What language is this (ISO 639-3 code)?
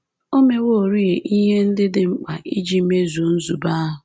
ibo